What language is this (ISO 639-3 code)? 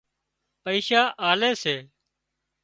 kxp